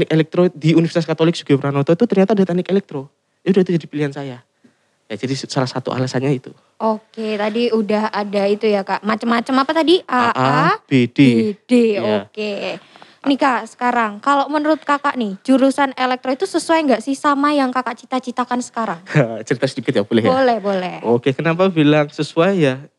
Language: Indonesian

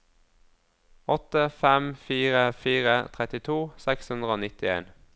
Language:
Norwegian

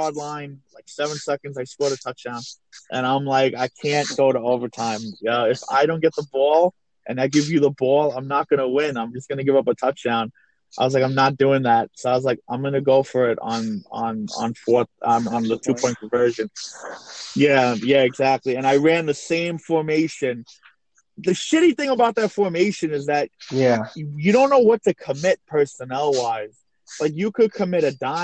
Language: English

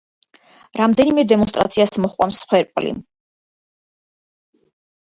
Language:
Georgian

